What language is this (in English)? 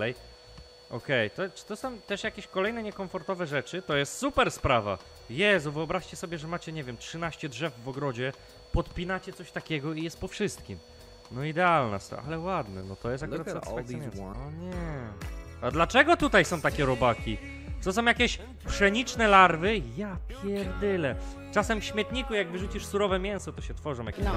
Polish